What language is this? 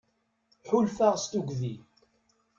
Kabyle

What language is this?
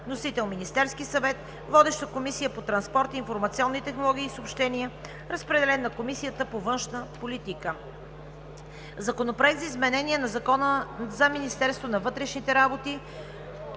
Bulgarian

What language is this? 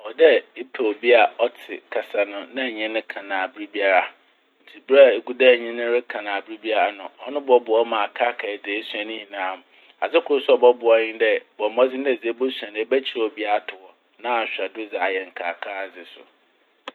Akan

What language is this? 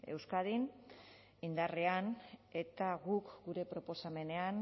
Basque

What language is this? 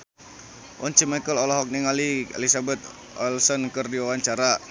Sundanese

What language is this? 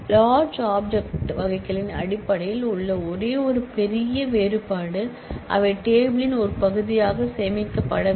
Tamil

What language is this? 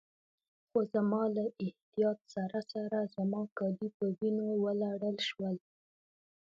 Pashto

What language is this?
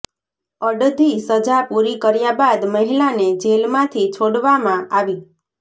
Gujarati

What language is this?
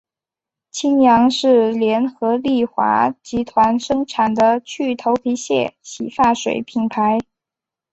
Chinese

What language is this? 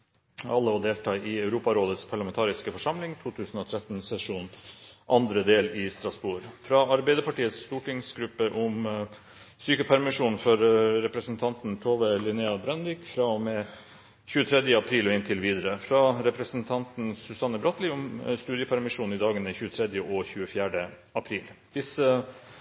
Norwegian Bokmål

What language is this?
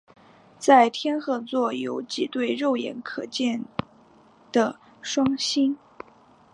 Chinese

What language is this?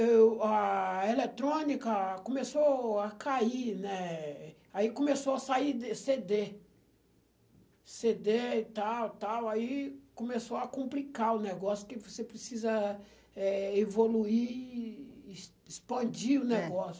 Portuguese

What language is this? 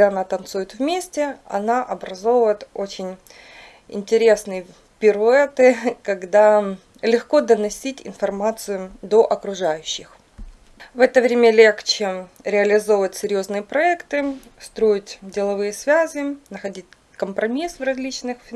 Russian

